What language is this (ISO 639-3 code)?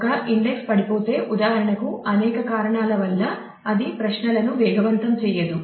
tel